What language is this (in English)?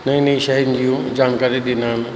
Sindhi